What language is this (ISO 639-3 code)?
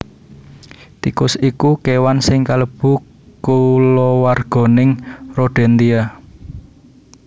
jav